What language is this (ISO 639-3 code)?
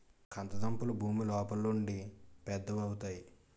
tel